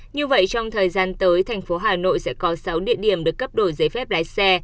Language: Vietnamese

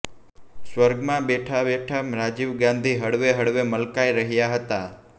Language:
Gujarati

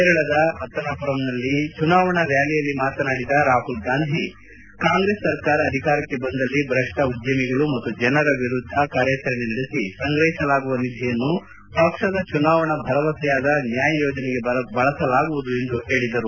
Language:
Kannada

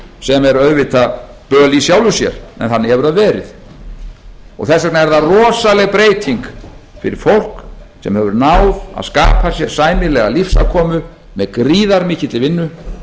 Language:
Icelandic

